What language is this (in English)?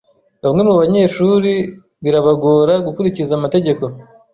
Kinyarwanda